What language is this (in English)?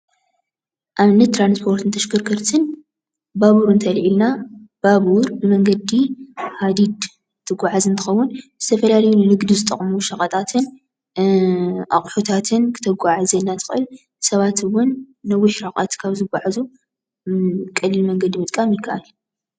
Tigrinya